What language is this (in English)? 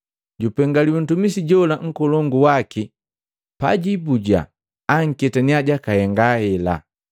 Matengo